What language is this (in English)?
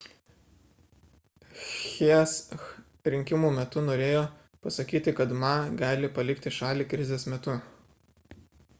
Lithuanian